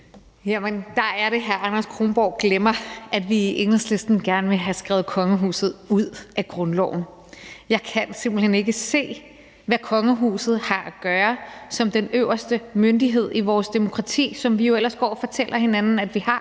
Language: Danish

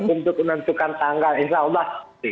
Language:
Indonesian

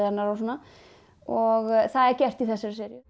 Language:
Icelandic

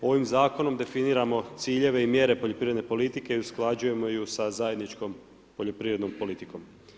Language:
Croatian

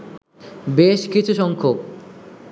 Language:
Bangla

